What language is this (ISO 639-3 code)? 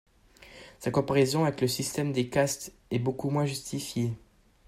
fra